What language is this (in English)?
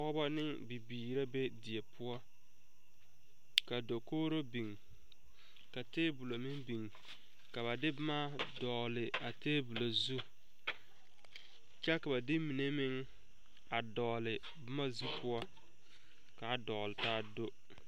Southern Dagaare